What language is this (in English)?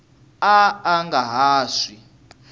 Tsonga